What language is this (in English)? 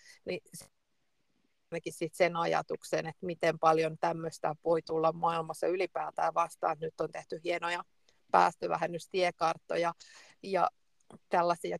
Finnish